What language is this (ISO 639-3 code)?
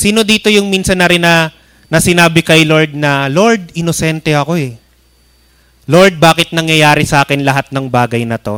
fil